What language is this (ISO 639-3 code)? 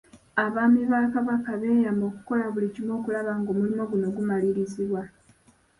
lug